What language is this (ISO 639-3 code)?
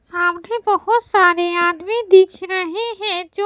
hin